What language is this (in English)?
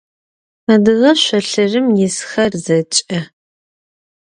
Adyghe